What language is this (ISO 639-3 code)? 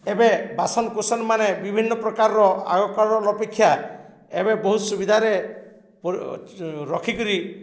ori